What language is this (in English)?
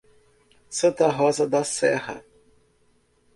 Portuguese